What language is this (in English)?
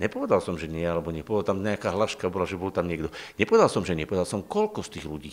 Slovak